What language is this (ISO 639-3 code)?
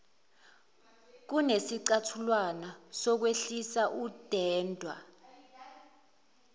zul